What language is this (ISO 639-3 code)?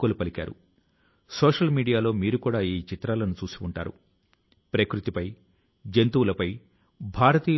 tel